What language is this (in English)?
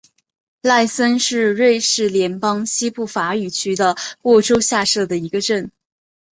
Chinese